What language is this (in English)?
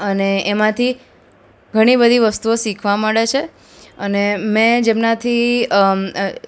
Gujarati